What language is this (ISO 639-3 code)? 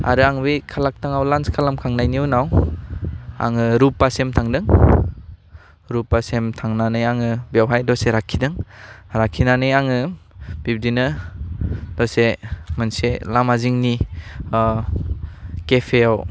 brx